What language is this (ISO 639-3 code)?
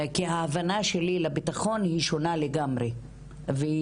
heb